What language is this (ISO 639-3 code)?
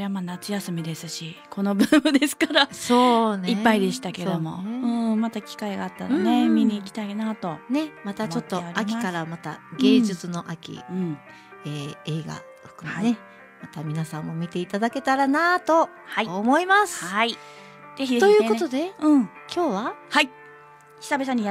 jpn